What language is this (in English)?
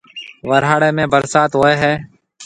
Marwari (Pakistan)